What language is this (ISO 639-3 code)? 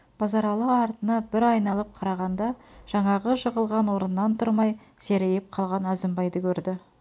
kaz